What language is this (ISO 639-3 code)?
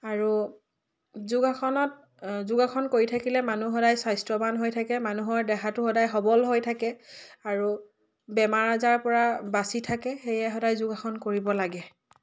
asm